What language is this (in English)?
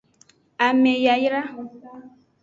Aja (Benin)